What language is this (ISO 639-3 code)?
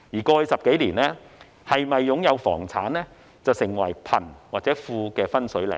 yue